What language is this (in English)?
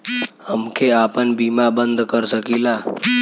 Bhojpuri